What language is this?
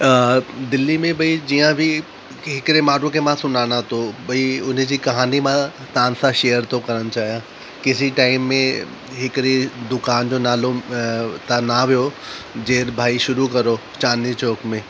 Sindhi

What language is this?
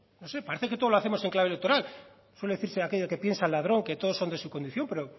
Spanish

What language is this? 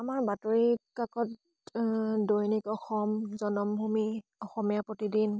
Assamese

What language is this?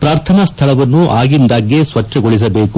Kannada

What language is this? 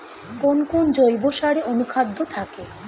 Bangla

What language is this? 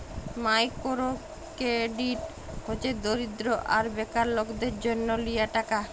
Bangla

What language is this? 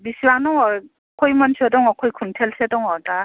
Bodo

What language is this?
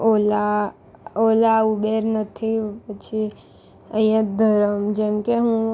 Gujarati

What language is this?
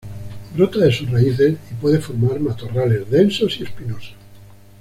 Spanish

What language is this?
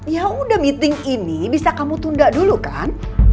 Indonesian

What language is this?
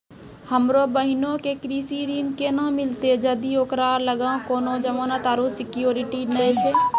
Maithili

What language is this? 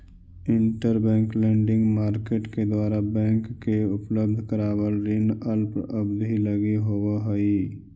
Magahi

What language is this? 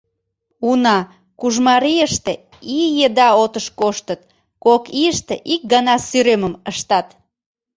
Mari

